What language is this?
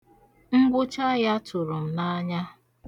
Igbo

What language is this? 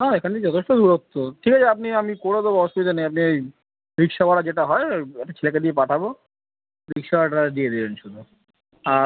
Bangla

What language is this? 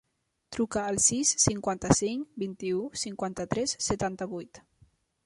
Catalan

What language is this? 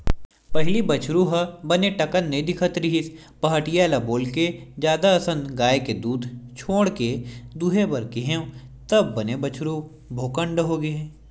Chhattisgarhi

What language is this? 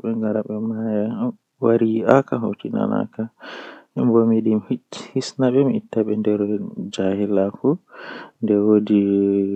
Western Niger Fulfulde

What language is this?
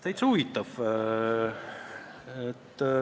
Estonian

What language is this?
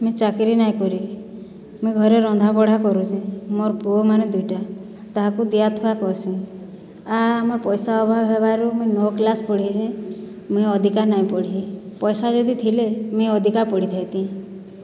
Odia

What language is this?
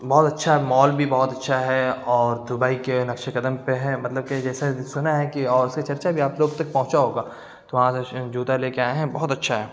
Urdu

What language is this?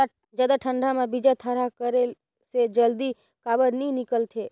Chhattisgarhi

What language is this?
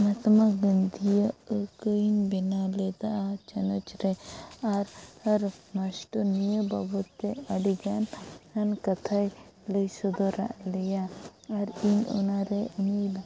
Santali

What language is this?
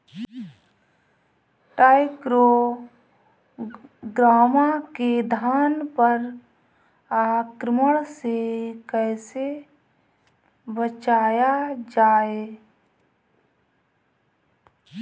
Bhojpuri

